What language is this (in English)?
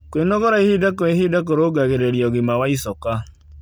Kikuyu